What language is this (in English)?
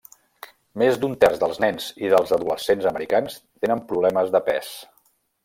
Catalan